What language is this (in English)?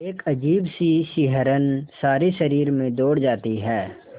Hindi